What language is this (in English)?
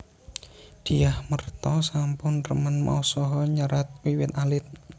Javanese